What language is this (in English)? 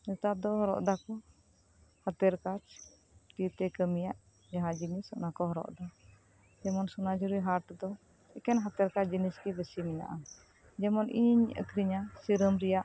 Santali